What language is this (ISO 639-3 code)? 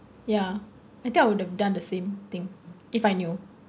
eng